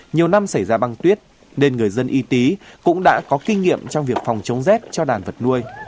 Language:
Vietnamese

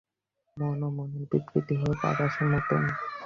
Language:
Bangla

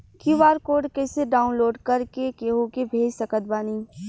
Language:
Bhojpuri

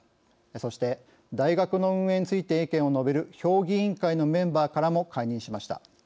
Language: Japanese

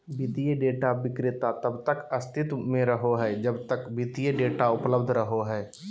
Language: Magahi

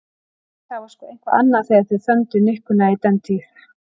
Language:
Icelandic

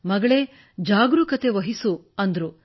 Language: Kannada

